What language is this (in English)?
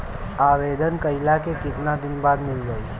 Bhojpuri